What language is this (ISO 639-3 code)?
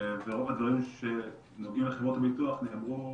heb